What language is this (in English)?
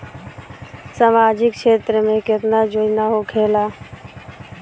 Bhojpuri